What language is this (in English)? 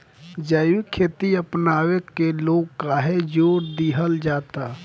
Bhojpuri